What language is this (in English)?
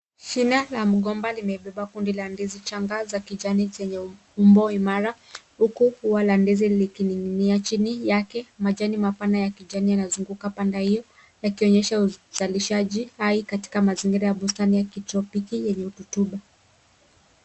Swahili